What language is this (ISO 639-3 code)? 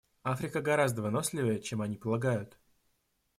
rus